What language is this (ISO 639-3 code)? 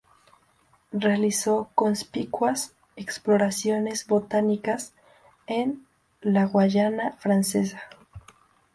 spa